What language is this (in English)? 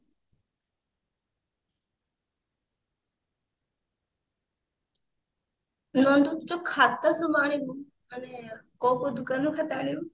Odia